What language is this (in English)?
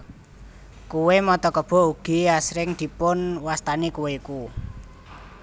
Javanese